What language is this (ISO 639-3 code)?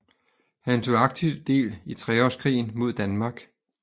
dan